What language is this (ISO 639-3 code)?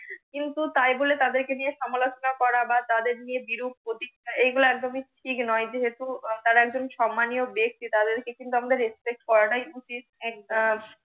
ben